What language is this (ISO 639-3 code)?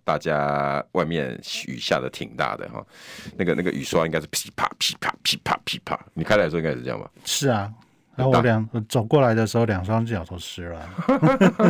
zho